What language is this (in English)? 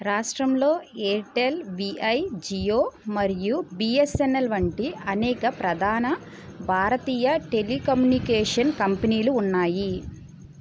Telugu